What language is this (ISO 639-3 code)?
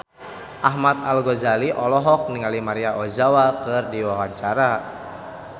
sun